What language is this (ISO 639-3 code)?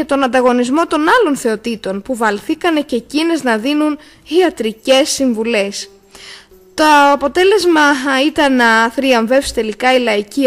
ell